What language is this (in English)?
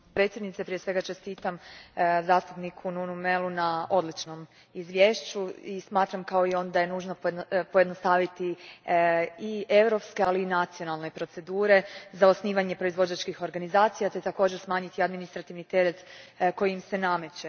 Croatian